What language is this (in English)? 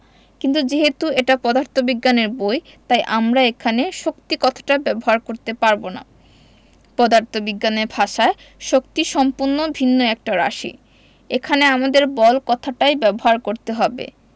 Bangla